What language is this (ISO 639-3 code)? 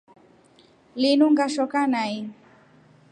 rof